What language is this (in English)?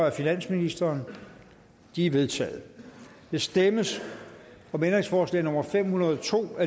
Danish